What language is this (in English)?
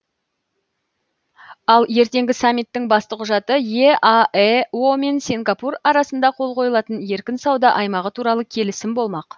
Kazakh